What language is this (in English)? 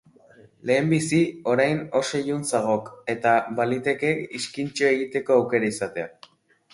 Basque